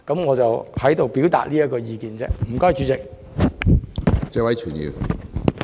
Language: Cantonese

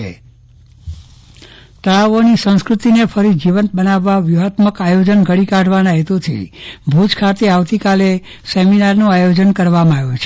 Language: Gujarati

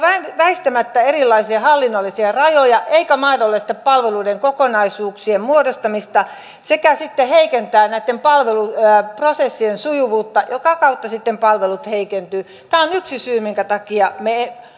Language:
Finnish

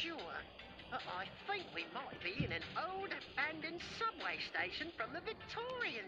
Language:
Indonesian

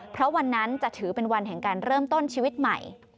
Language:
Thai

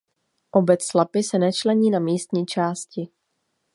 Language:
Czech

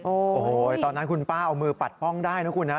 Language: Thai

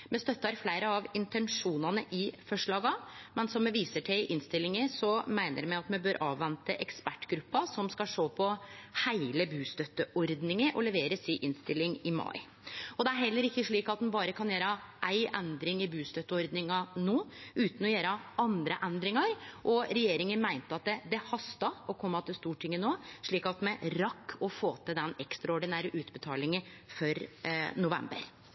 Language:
Norwegian Nynorsk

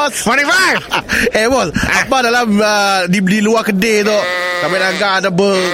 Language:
Malay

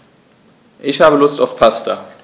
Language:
German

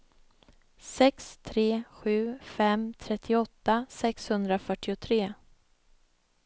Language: Swedish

